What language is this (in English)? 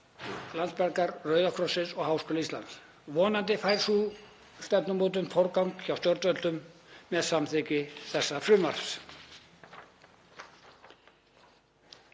Icelandic